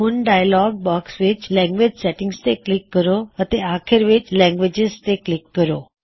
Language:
Punjabi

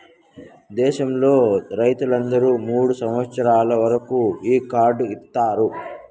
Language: Telugu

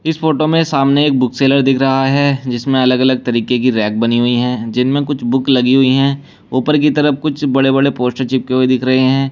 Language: Hindi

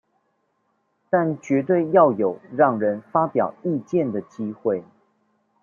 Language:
Chinese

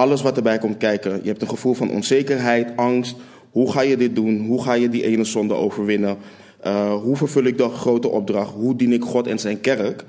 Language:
Dutch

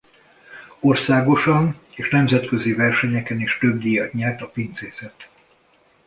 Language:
Hungarian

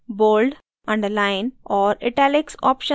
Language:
Hindi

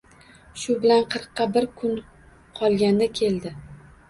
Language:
Uzbek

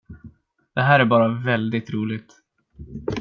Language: Swedish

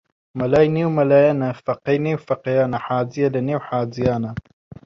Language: Central Kurdish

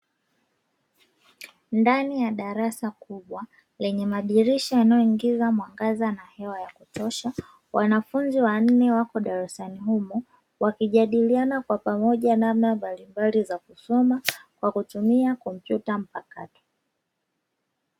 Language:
Swahili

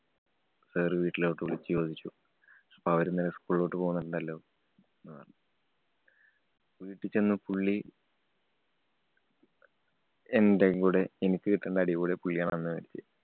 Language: Malayalam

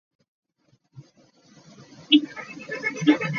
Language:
Ganda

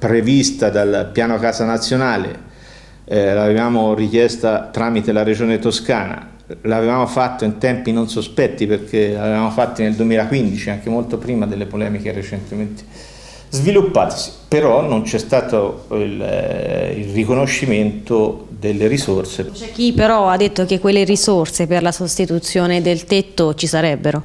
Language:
Italian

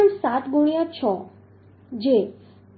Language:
Gujarati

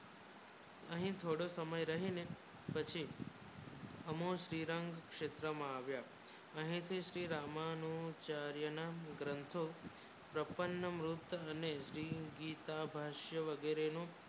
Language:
Gujarati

